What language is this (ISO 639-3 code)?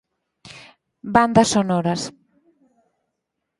glg